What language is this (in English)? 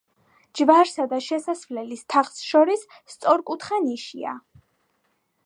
Georgian